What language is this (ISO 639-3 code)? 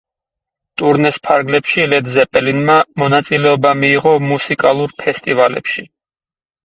kat